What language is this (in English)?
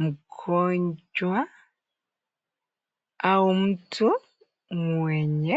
Swahili